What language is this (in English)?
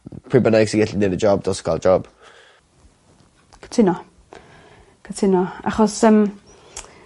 Welsh